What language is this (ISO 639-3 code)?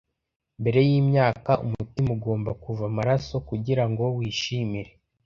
kin